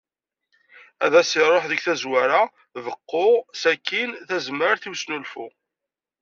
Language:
Kabyle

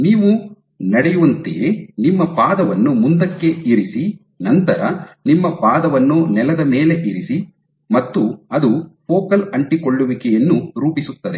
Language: Kannada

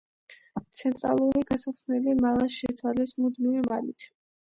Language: Georgian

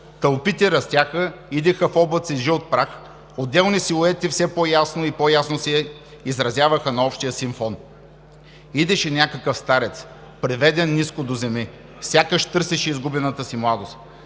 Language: Bulgarian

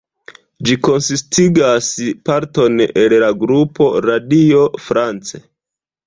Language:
Esperanto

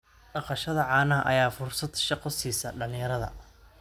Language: Somali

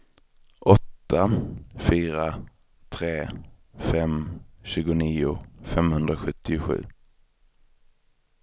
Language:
Swedish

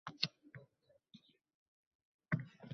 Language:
Uzbek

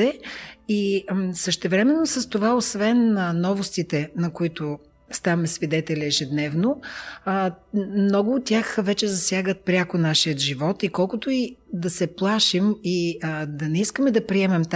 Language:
Bulgarian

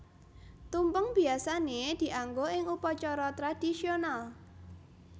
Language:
Javanese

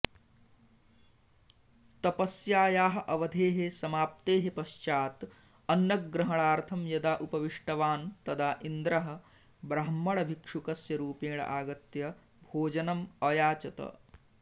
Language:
Sanskrit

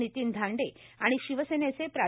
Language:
Marathi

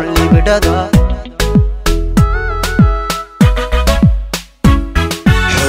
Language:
Arabic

